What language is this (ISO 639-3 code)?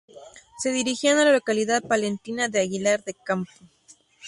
spa